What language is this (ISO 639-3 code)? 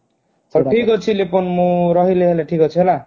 ori